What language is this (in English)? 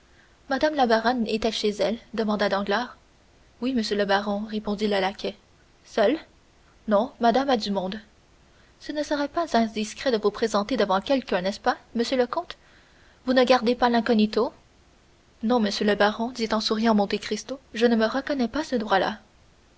French